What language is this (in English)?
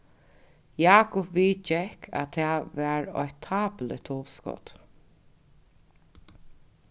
Faroese